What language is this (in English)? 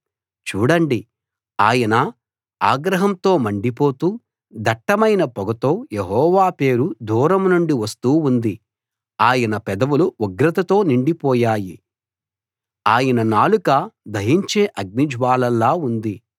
Telugu